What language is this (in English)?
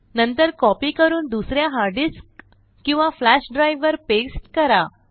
Marathi